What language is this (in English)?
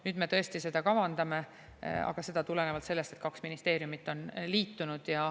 Estonian